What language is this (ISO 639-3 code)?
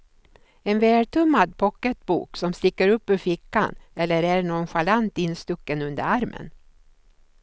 swe